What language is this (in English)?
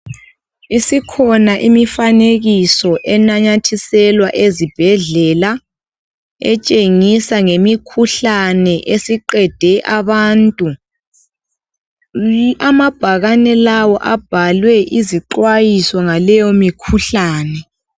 North Ndebele